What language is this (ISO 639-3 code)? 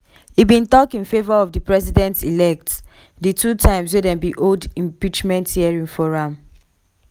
pcm